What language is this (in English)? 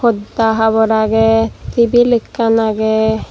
Chakma